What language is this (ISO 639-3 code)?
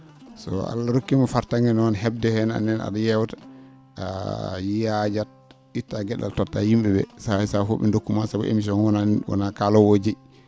ful